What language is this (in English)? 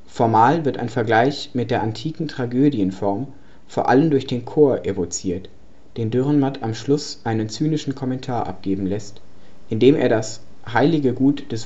German